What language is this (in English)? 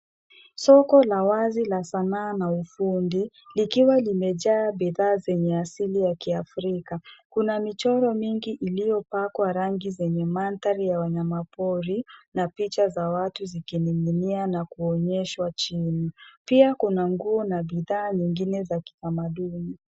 Swahili